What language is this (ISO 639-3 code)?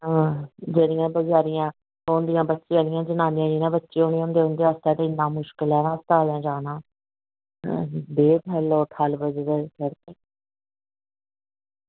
doi